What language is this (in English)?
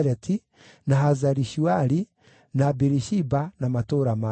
Kikuyu